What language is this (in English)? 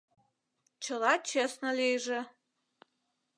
Mari